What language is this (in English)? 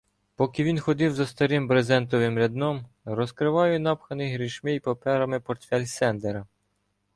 Ukrainian